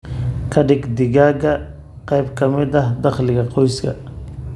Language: Somali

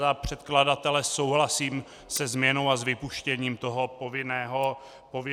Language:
Czech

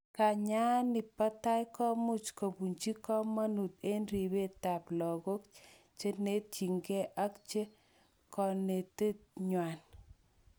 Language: Kalenjin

